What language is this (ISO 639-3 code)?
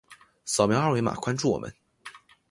zho